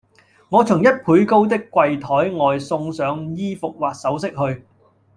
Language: Cantonese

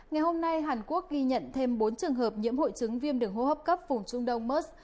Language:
Vietnamese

